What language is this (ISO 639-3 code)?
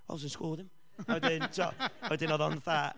cym